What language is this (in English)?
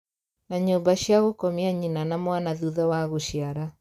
Kikuyu